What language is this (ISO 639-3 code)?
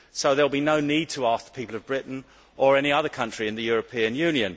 eng